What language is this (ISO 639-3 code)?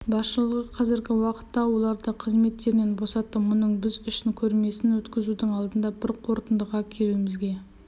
kaz